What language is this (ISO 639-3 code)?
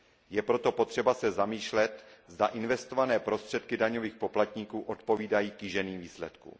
ces